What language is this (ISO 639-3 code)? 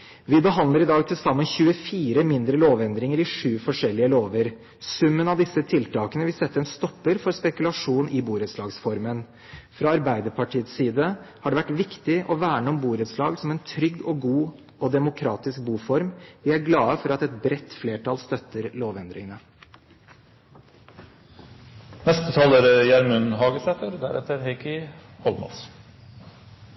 nor